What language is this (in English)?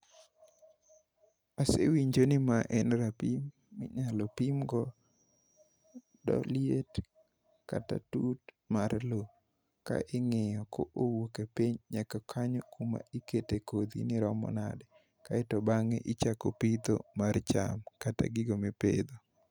Luo (Kenya and Tanzania)